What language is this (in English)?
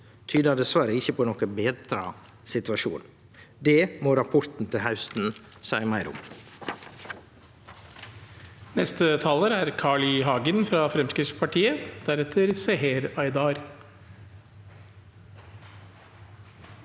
Norwegian